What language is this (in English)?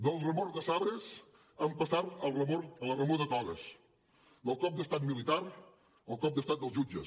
Catalan